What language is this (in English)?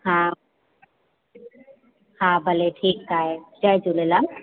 Sindhi